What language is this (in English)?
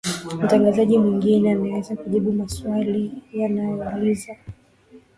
Swahili